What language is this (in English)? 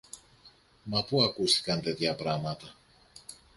Greek